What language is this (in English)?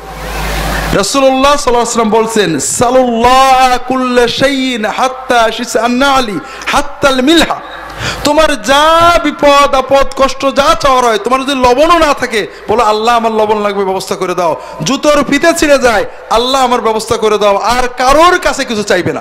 Bangla